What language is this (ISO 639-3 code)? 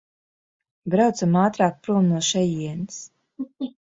lav